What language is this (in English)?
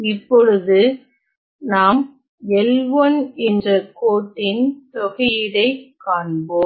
Tamil